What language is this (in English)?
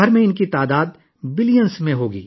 Urdu